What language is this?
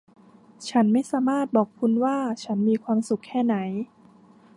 Thai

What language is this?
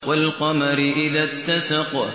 Arabic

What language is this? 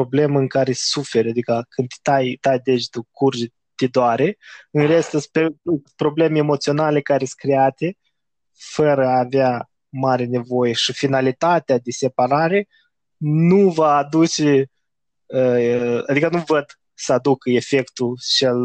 Romanian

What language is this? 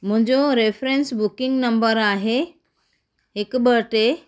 Sindhi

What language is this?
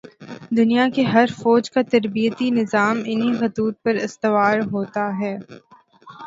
Urdu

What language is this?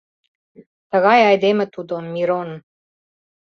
Mari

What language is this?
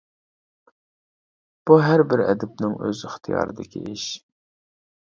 Uyghur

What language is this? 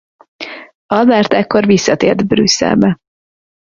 Hungarian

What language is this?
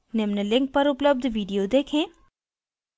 Hindi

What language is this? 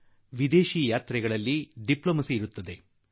Kannada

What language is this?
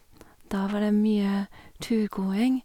Norwegian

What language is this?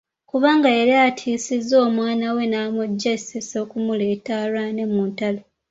Ganda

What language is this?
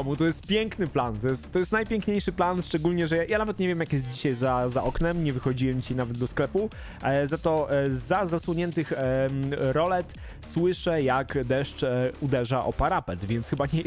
Polish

